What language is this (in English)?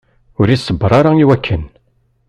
Kabyle